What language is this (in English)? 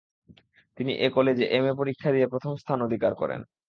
Bangla